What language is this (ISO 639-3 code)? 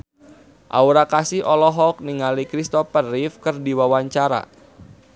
sun